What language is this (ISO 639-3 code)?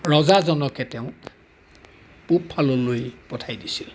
asm